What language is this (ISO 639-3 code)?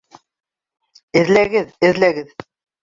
bak